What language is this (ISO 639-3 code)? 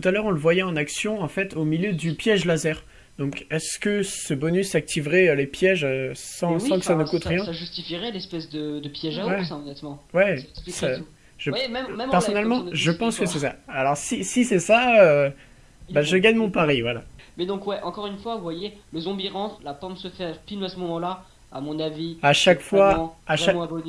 fra